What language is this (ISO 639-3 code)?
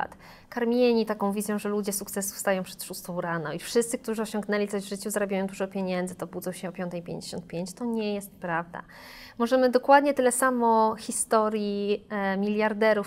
pol